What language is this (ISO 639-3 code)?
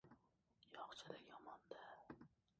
uzb